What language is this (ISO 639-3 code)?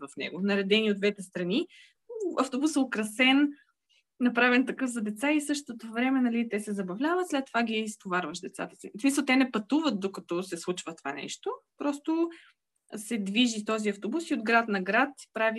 bul